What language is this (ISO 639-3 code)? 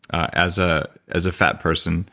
eng